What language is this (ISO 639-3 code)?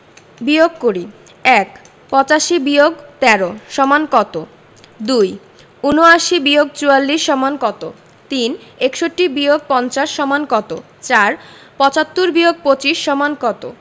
ben